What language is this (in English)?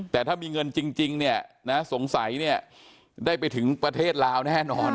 Thai